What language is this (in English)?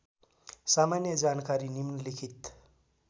Nepali